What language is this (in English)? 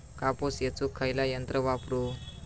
Marathi